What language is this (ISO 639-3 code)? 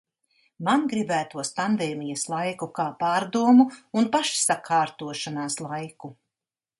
lav